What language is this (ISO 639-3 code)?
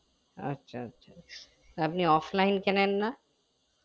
ben